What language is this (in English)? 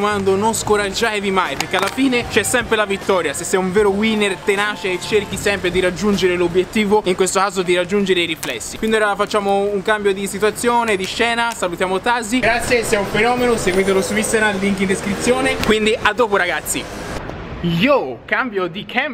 Italian